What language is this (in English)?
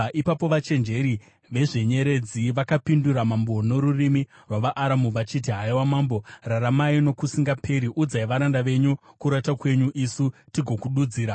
Shona